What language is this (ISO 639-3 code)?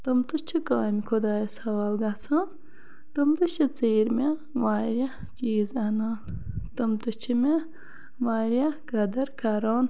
kas